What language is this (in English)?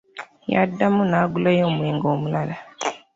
Ganda